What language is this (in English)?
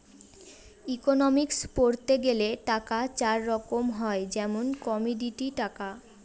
Bangla